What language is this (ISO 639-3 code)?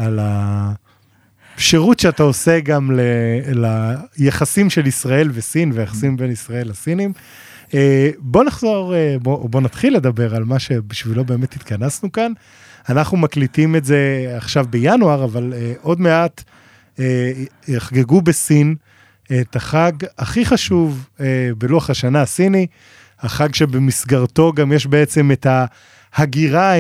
heb